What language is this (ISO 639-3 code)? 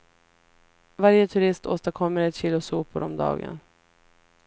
swe